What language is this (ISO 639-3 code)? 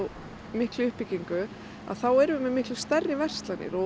isl